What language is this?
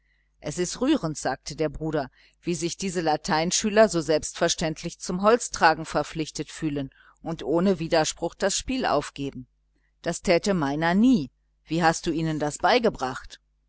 German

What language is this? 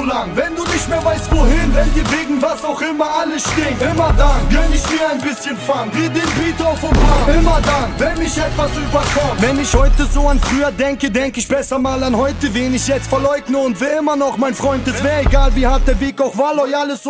German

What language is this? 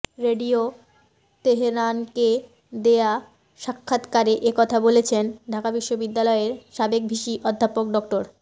Bangla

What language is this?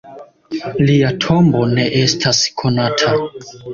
Esperanto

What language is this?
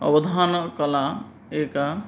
Sanskrit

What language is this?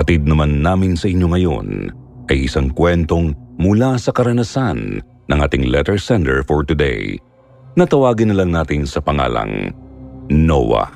Filipino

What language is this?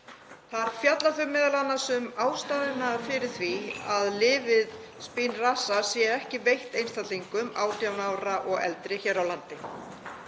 Icelandic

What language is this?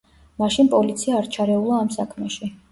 Georgian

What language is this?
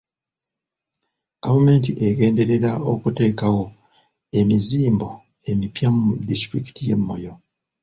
Ganda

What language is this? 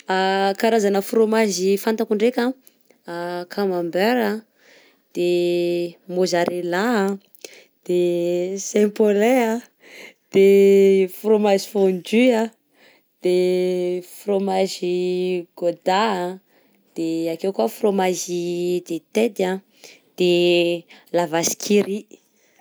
Southern Betsimisaraka Malagasy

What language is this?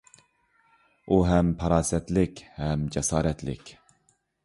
Uyghur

